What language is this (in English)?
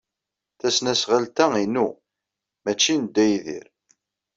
Kabyle